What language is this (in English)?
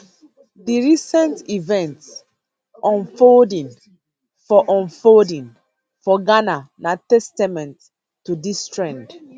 Nigerian Pidgin